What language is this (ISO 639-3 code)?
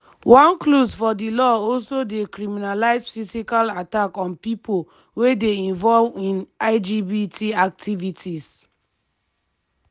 pcm